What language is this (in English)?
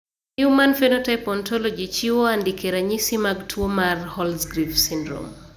Luo (Kenya and Tanzania)